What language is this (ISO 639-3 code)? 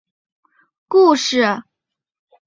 zho